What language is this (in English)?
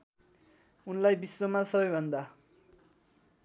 Nepali